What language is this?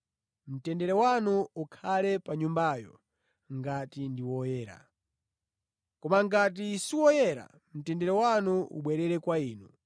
Nyanja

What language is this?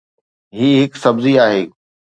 Sindhi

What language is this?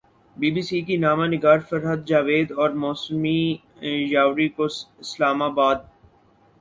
Urdu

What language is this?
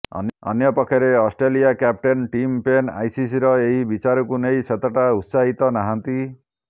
Odia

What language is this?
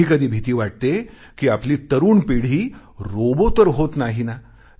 Marathi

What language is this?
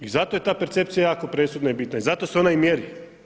Croatian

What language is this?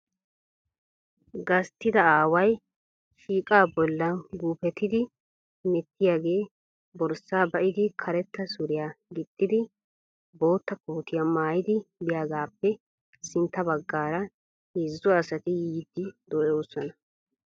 Wolaytta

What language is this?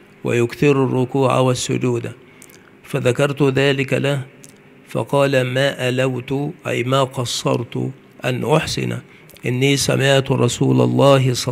Arabic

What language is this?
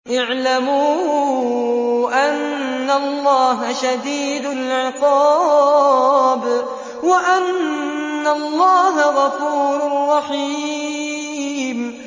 Arabic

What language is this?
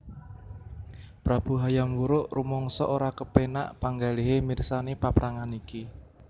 Javanese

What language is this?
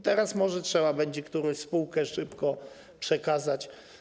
Polish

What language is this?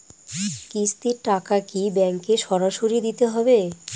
Bangla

